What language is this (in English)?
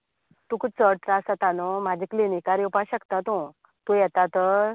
Konkani